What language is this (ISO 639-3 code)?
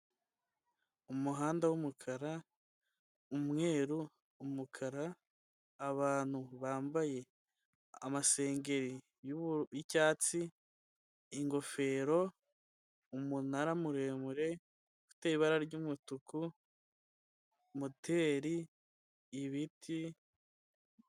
kin